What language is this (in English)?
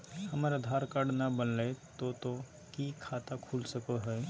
Magahi